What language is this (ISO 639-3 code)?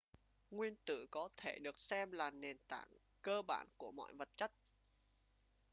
vie